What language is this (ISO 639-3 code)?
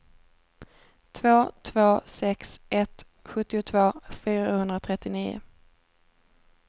swe